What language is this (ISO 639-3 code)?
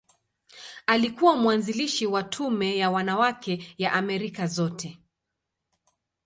swa